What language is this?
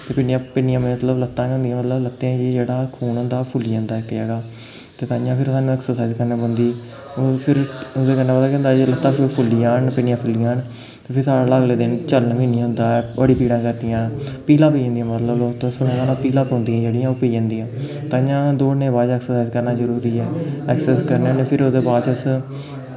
Dogri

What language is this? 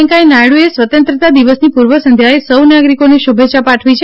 Gujarati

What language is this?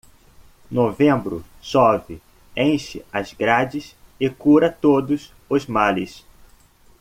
Portuguese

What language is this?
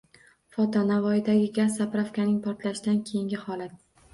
Uzbek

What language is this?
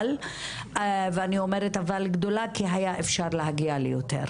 Hebrew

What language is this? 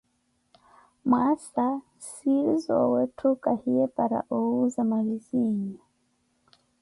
Koti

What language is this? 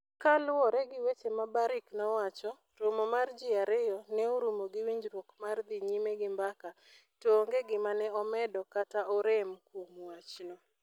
Luo (Kenya and Tanzania)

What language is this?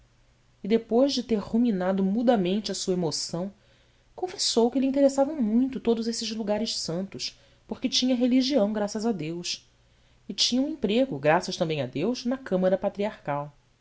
Portuguese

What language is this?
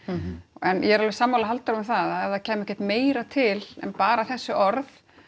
Icelandic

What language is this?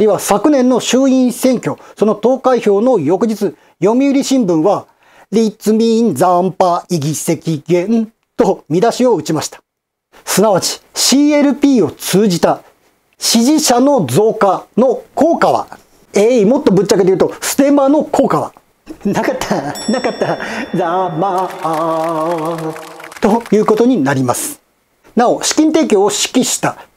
Japanese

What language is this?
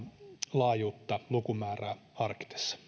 Finnish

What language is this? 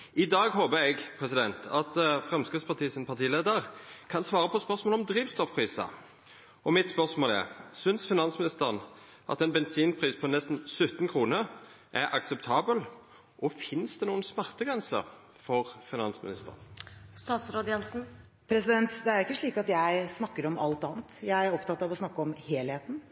Norwegian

